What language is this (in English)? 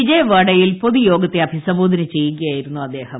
Malayalam